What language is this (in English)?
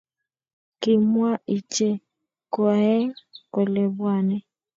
Kalenjin